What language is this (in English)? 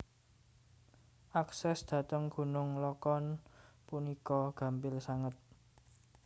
Javanese